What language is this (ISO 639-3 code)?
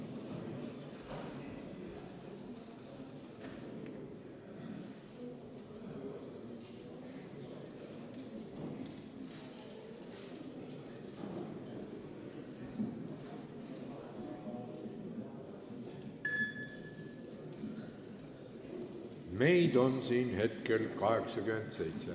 est